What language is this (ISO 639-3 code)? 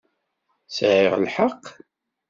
kab